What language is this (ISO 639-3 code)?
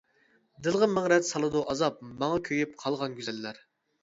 uig